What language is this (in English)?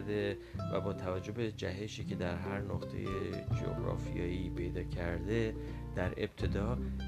Persian